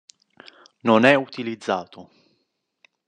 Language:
Italian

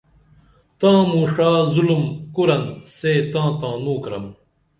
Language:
Dameli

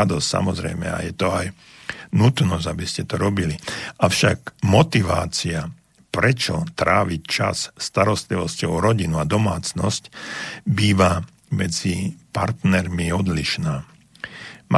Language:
Slovak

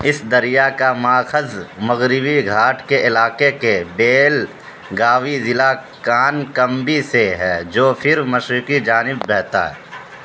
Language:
Urdu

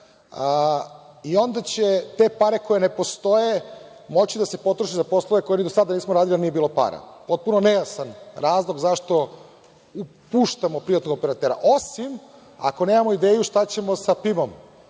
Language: Serbian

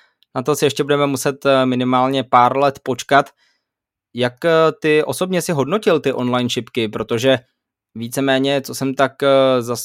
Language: Czech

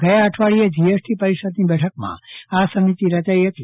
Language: Gujarati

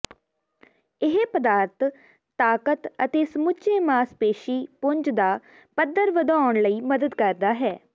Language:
Punjabi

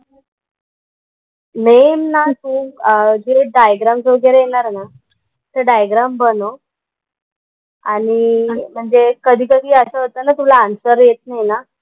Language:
Marathi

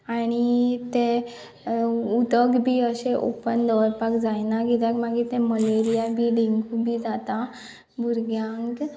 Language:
Konkani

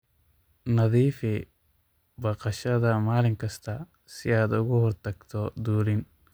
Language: Somali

